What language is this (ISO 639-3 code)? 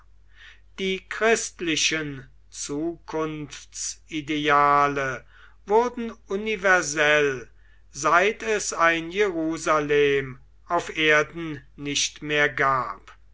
deu